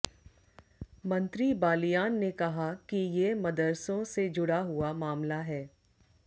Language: Hindi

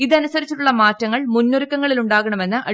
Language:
Malayalam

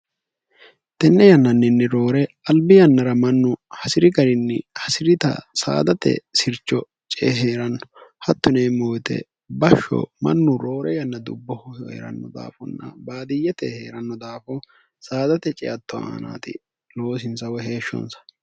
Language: Sidamo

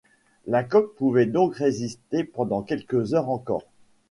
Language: French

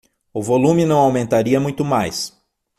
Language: Portuguese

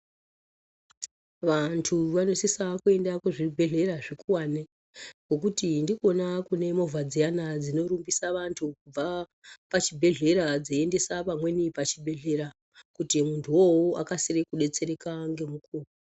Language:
Ndau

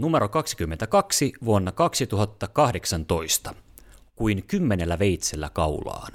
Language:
Finnish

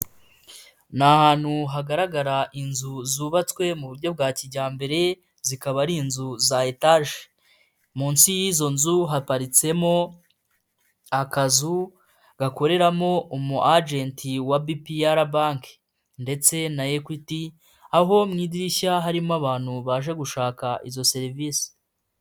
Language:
Kinyarwanda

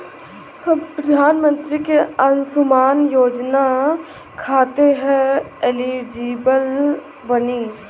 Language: Bhojpuri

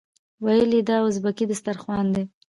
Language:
Pashto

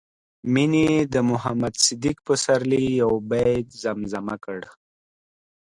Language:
Pashto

